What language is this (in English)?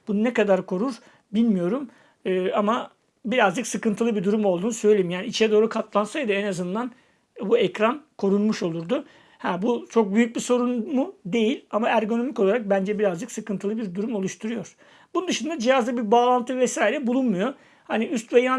Turkish